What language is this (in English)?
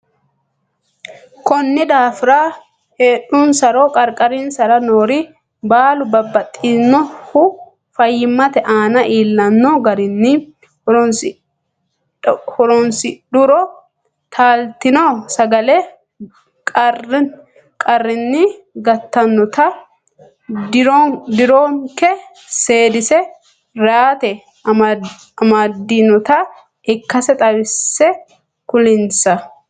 Sidamo